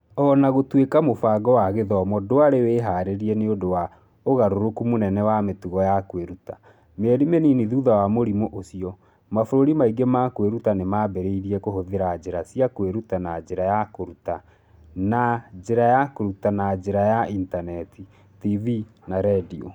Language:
Kikuyu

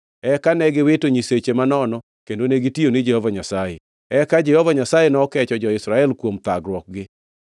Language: Luo (Kenya and Tanzania)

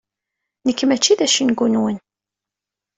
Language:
Kabyle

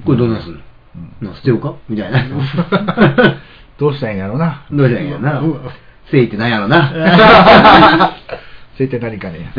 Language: Japanese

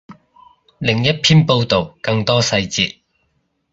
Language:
Cantonese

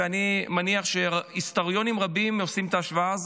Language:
Hebrew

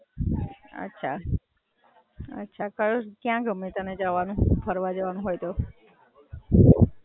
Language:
Gujarati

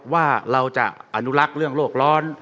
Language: Thai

